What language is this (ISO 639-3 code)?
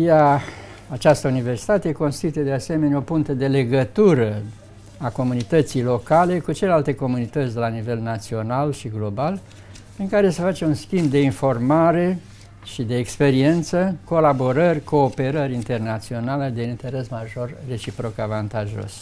ron